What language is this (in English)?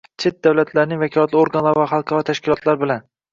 Uzbek